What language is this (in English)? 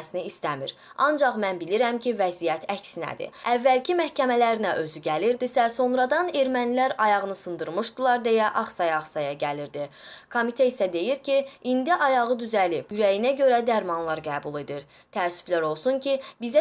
Azerbaijani